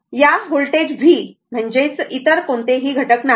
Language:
Marathi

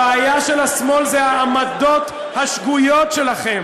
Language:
Hebrew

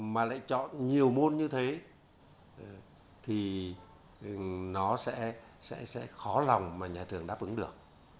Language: Vietnamese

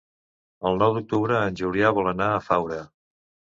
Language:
Catalan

